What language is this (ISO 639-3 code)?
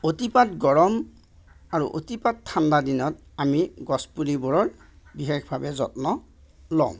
asm